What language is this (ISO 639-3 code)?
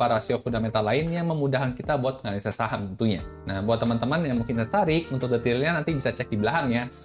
ind